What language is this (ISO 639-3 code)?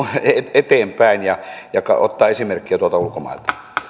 fin